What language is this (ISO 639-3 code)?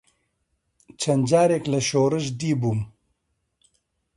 ckb